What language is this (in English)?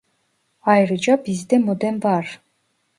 Turkish